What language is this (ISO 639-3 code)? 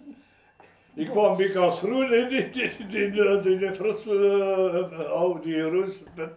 nld